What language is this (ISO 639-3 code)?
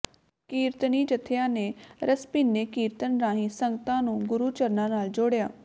pan